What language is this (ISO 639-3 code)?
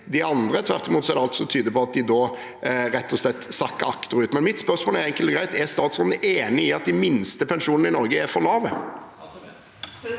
nor